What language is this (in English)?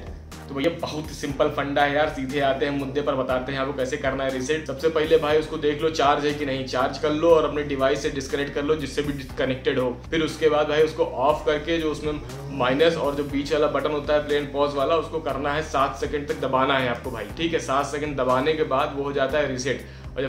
Hindi